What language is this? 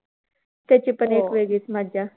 Marathi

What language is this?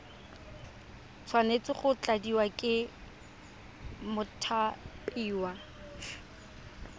Tswana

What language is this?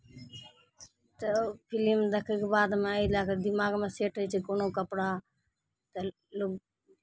Maithili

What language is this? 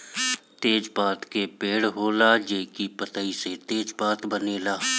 Bhojpuri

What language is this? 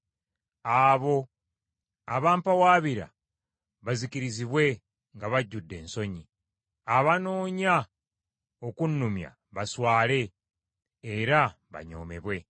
Ganda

